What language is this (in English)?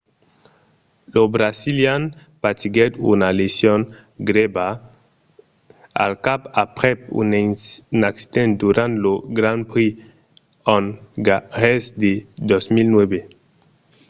Occitan